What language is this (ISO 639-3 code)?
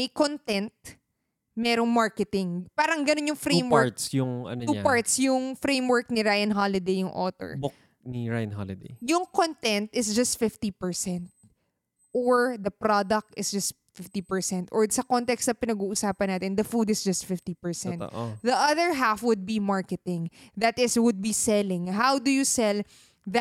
fil